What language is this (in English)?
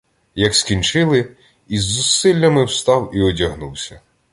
Ukrainian